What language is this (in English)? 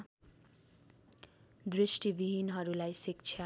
Nepali